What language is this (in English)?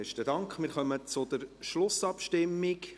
Swiss German